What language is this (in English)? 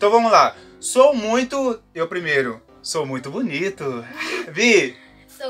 Portuguese